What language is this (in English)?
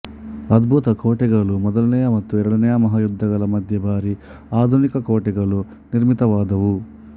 Kannada